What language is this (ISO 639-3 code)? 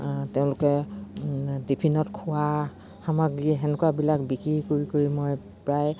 asm